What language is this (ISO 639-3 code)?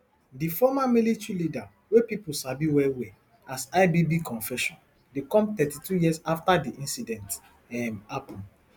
pcm